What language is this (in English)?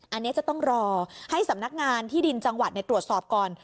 Thai